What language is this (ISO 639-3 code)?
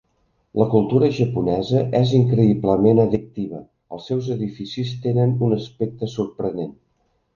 cat